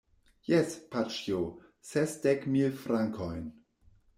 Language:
Esperanto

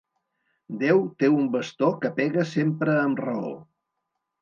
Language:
Catalan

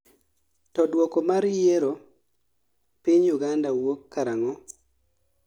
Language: Luo (Kenya and Tanzania)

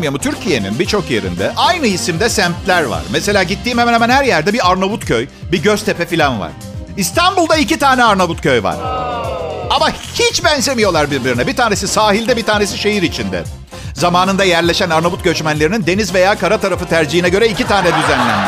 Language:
Turkish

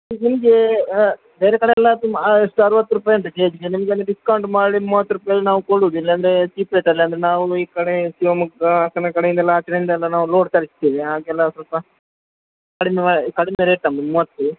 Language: Kannada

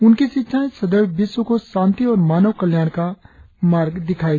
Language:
Hindi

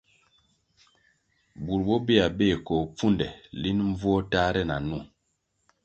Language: Kwasio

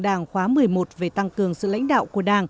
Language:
Vietnamese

